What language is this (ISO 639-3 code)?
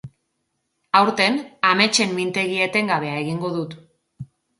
eus